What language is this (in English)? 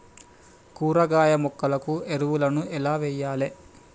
Telugu